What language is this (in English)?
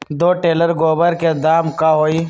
Magahi